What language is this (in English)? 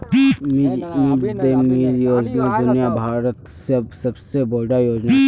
Magahi